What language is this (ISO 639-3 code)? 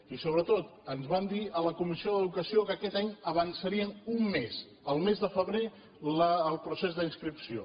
cat